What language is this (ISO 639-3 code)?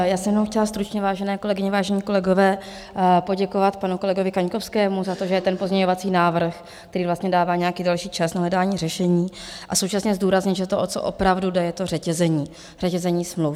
ces